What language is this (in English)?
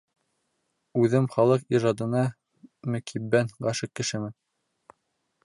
Bashkir